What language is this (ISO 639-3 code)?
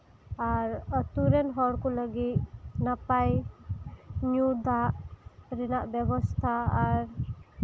sat